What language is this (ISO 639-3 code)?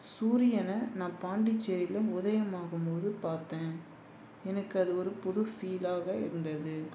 tam